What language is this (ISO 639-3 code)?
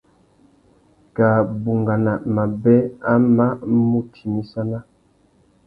bag